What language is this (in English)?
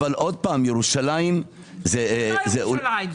Hebrew